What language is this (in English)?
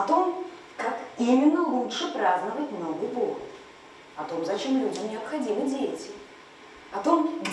Russian